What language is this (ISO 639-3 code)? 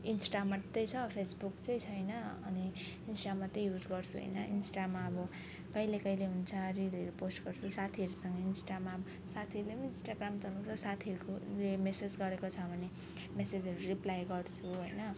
nep